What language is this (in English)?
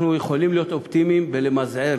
Hebrew